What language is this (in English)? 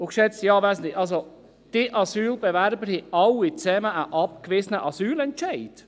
Swiss German